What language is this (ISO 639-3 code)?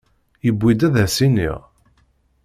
kab